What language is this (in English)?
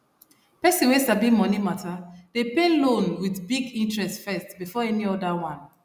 Nigerian Pidgin